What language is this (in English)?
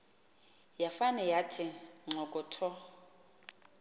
Xhosa